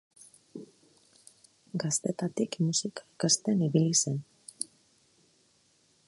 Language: Basque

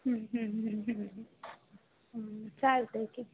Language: Marathi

